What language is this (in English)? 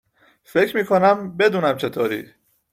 Persian